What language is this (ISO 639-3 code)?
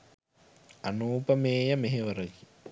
sin